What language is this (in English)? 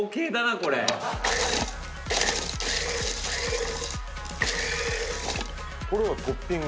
Japanese